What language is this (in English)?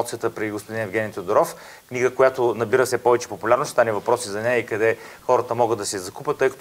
Bulgarian